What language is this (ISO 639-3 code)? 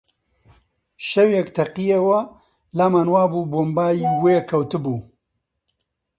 ckb